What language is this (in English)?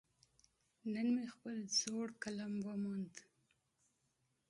Pashto